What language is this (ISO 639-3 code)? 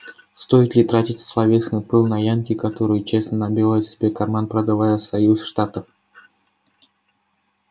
rus